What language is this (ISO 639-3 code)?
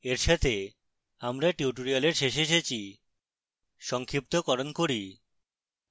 ben